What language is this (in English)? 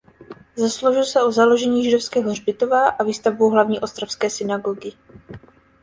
Czech